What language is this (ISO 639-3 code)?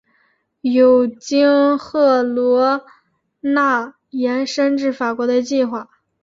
zho